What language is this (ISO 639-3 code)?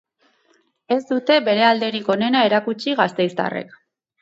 eus